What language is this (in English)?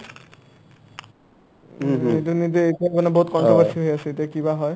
Assamese